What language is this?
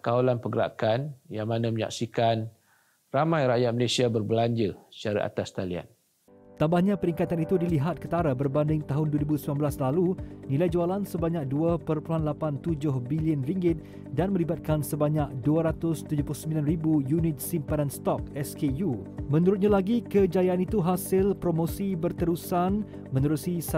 Malay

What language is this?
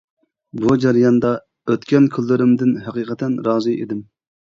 Uyghur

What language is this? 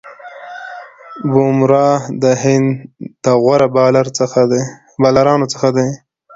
Pashto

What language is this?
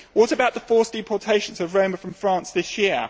English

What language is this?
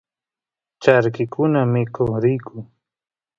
Santiago del Estero Quichua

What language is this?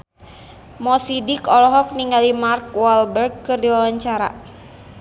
Sundanese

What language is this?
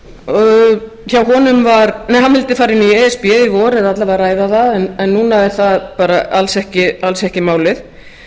Icelandic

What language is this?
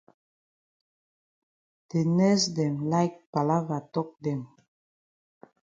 Cameroon Pidgin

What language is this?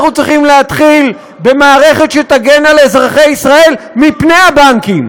Hebrew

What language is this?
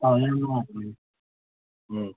Manipuri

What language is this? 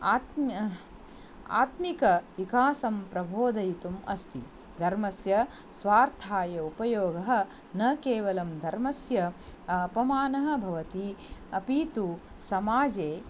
Sanskrit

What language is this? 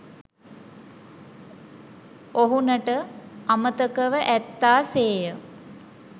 Sinhala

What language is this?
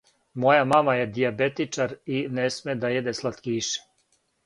Serbian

